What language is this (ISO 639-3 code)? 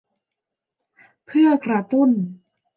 tha